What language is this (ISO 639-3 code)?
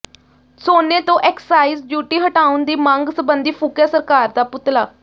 pan